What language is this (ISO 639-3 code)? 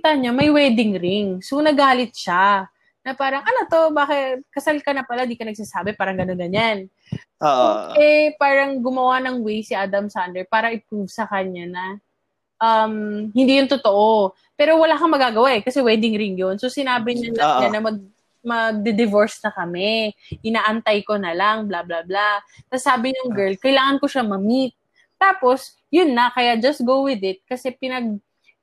fil